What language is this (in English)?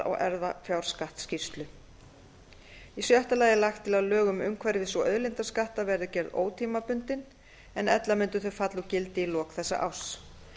Icelandic